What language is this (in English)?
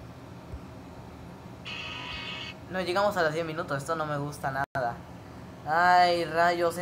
Spanish